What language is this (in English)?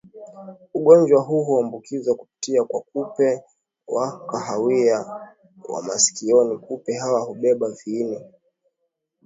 Swahili